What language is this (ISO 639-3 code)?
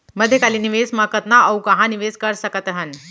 hne